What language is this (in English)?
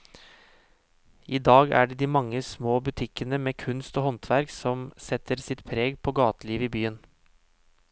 Norwegian